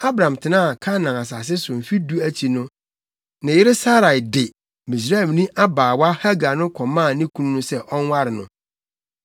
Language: Akan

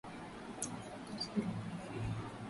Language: Swahili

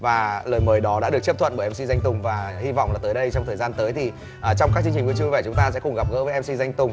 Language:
Vietnamese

